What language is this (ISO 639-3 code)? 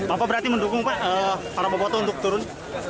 ind